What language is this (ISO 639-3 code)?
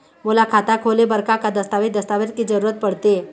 hne